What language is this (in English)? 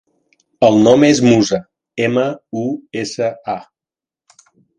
Catalan